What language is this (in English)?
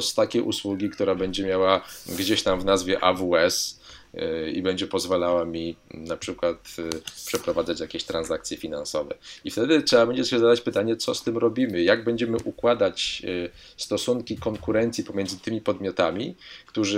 Polish